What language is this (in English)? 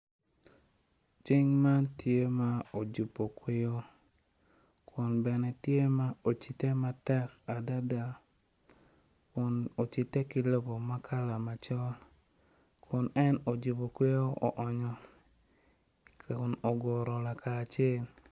Acoli